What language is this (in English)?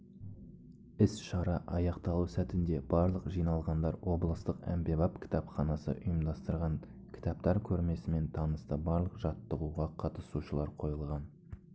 Kazakh